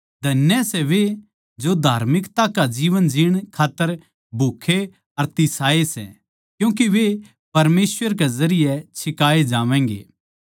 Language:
Haryanvi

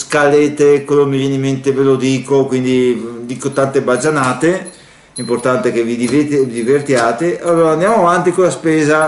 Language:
Italian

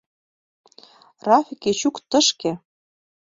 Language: Mari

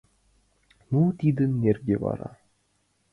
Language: Mari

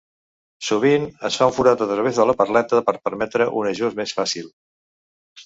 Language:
Catalan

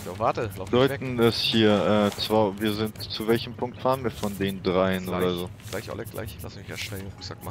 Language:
German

